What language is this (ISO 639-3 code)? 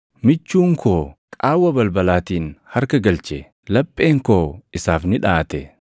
orm